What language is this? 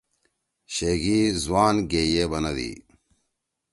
Torwali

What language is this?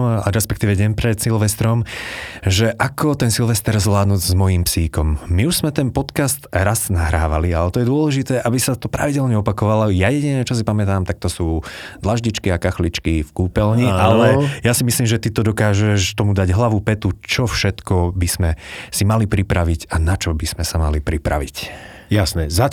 Slovak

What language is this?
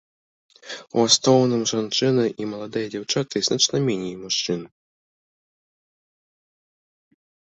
Belarusian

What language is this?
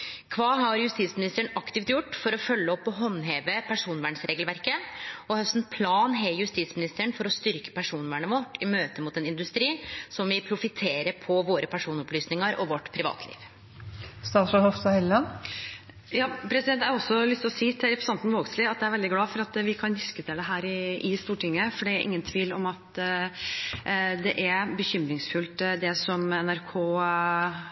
Norwegian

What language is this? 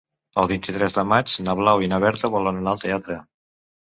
Catalan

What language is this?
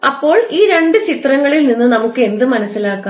Malayalam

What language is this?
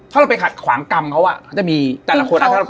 Thai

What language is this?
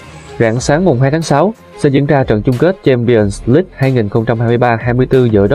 Vietnamese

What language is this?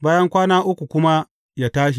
Hausa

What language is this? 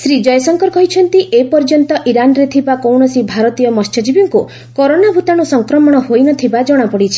Odia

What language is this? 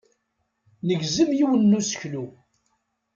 Kabyle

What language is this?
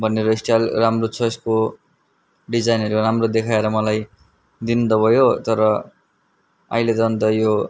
Nepali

